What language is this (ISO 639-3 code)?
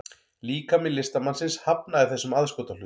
isl